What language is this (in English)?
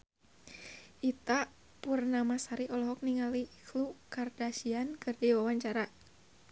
Sundanese